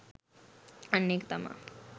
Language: Sinhala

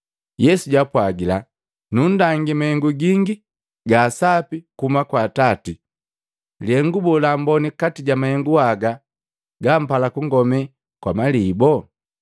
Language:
Matengo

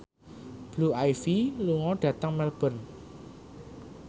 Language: Javanese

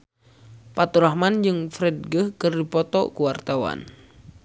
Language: Sundanese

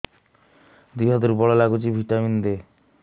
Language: Odia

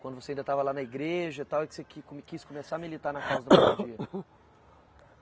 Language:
Portuguese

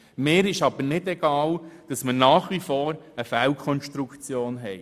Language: Swiss German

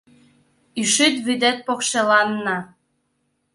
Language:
Mari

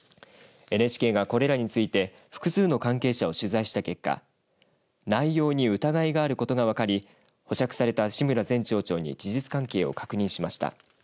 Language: Japanese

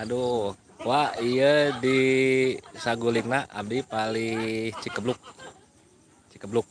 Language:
Indonesian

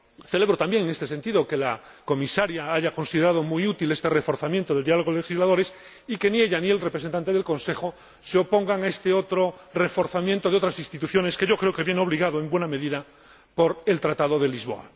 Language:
Spanish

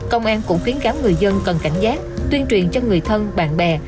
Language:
Vietnamese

